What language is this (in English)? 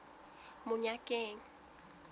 Southern Sotho